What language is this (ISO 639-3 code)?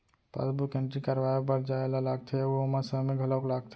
hne